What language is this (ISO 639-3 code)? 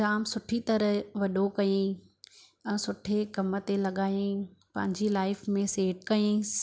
snd